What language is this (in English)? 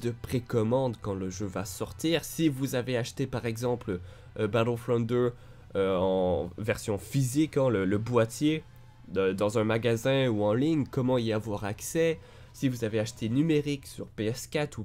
French